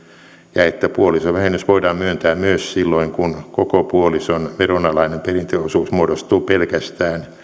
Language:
Finnish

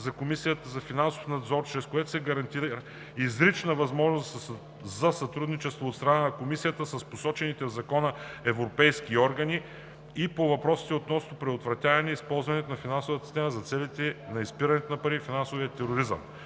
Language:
Bulgarian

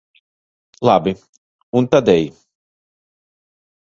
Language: Latvian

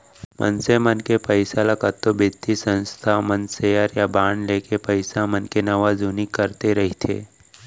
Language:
Chhattisgarhi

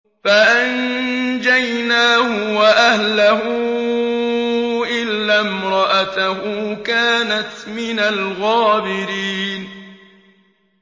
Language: Arabic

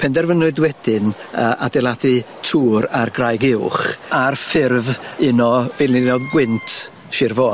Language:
Welsh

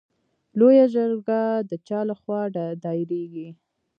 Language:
Pashto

